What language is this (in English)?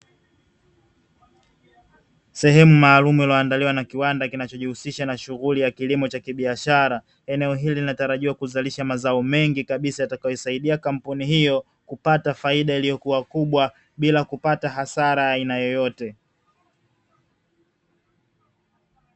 Swahili